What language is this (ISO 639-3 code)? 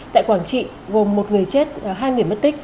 vie